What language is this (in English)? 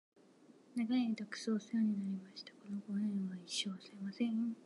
Japanese